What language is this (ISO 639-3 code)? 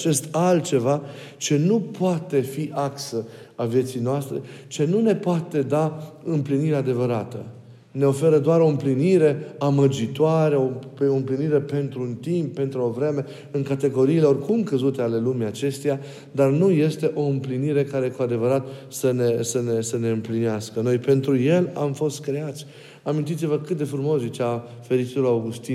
ron